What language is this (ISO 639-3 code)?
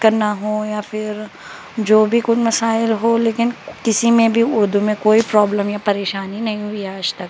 urd